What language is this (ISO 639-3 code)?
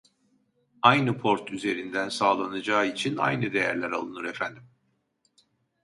tur